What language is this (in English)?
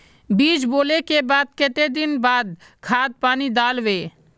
Magahi